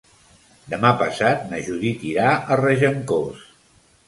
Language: Catalan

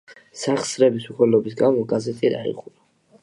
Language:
Georgian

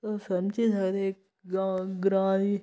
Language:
Dogri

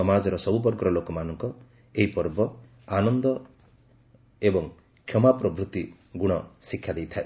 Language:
Odia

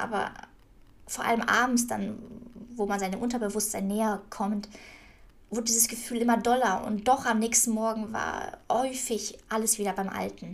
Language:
German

